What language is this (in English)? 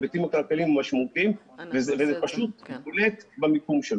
Hebrew